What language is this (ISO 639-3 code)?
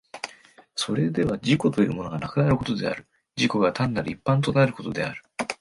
jpn